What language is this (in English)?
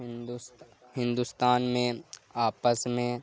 Urdu